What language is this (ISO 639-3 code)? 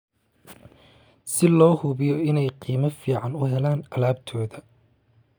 som